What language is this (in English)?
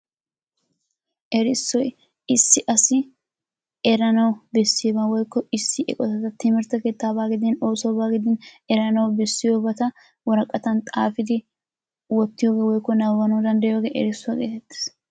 Wolaytta